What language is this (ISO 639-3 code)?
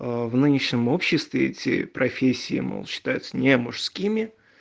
rus